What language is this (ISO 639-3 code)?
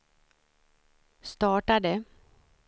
swe